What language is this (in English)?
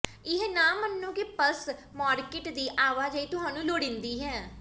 Punjabi